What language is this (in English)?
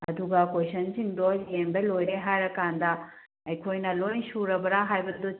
Manipuri